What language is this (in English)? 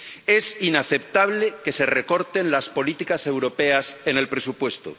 Spanish